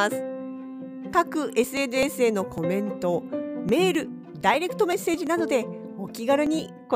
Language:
Japanese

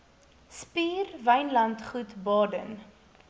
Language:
Afrikaans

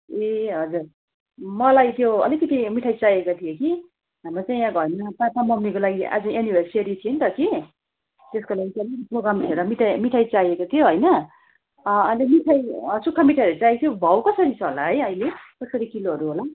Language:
Nepali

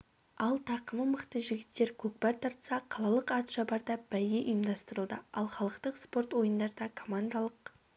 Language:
Kazakh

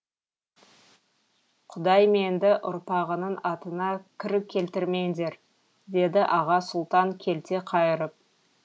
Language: Kazakh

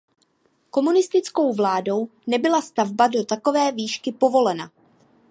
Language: Czech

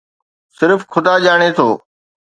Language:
Sindhi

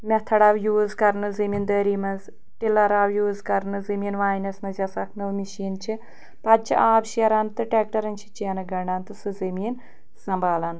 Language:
Kashmiri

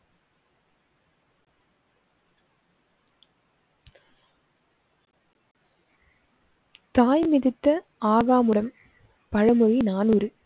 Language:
Tamil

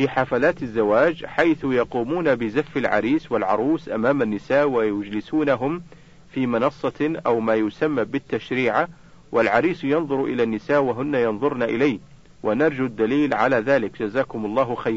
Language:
Arabic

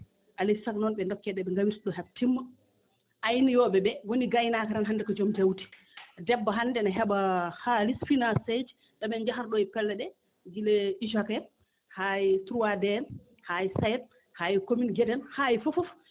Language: Fula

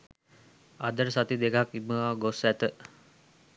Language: Sinhala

